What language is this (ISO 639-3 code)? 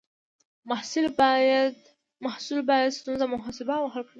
pus